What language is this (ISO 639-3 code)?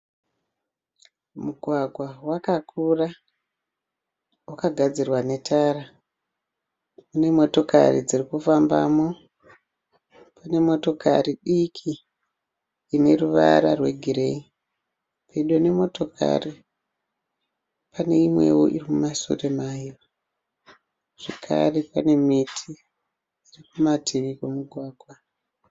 sna